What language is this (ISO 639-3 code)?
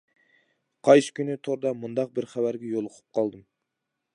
uig